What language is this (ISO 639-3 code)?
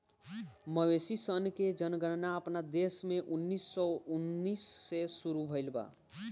bho